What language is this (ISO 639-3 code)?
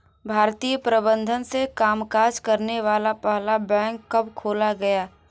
hin